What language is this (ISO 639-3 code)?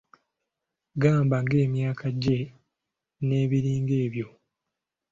lug